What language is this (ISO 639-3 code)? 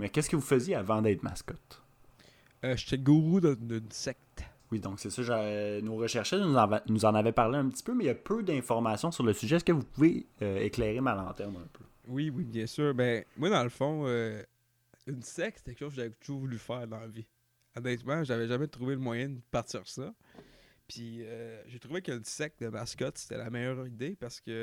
fra